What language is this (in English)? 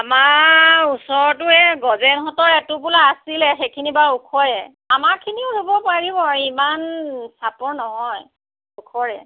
Assamese